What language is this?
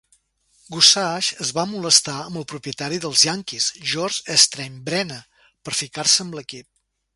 Catalan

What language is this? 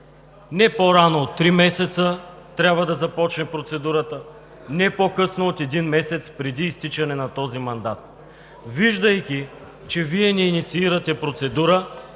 Bulgarian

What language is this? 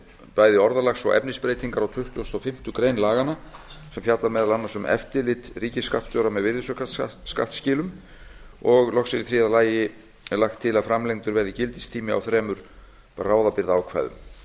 Icelandic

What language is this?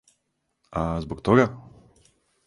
Serbian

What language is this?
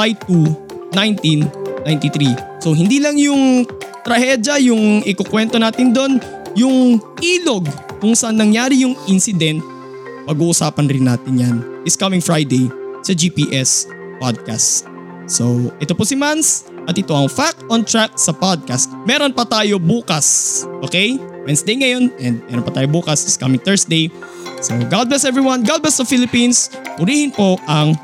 Filipino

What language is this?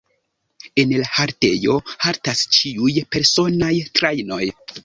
Esperanto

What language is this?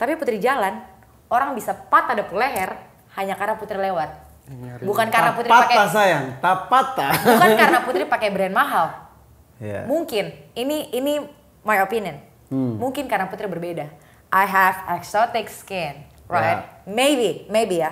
Indonesian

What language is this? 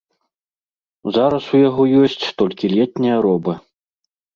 Belarusian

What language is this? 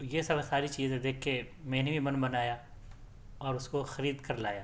Urdu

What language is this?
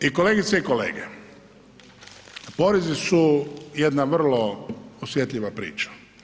Croatian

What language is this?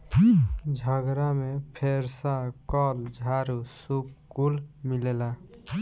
Bhojpuri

